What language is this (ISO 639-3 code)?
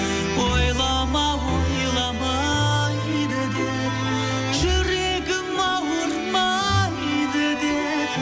kaz